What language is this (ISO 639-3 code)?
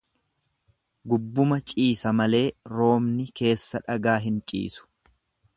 orm